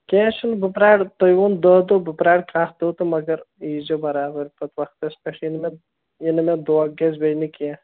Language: Kashmiri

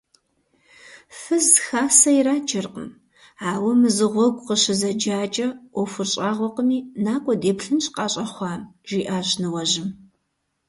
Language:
Kabardian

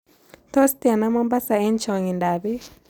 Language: Kalenjin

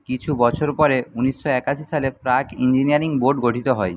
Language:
Bangla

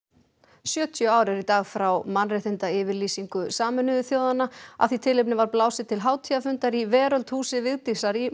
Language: Icelandic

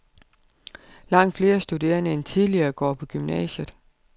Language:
Danish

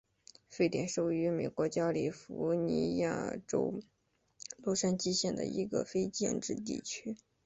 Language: Chinese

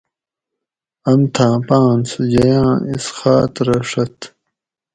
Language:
Gawri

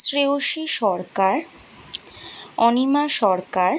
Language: Bangla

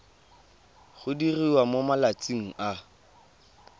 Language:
Tswana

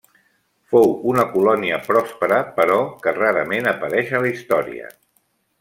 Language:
Catalan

